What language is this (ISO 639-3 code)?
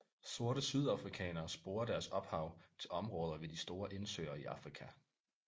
dan